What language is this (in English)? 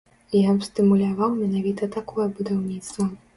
Belarusian